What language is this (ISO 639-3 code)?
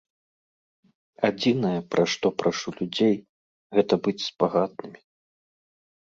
bel